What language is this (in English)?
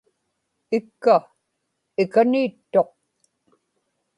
Inupiaq